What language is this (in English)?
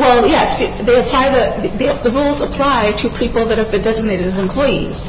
English